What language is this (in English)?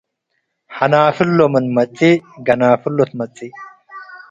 Tigre